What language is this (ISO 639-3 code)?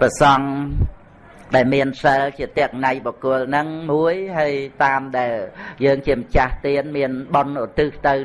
vie